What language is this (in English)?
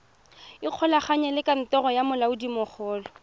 Tswana